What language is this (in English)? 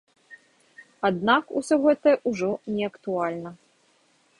Belarusian